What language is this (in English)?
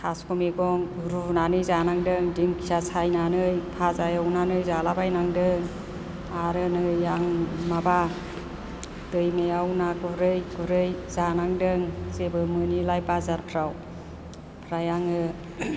Bodo